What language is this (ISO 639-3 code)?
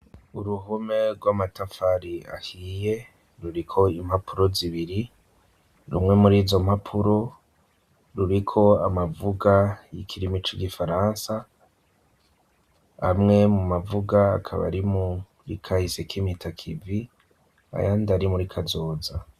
run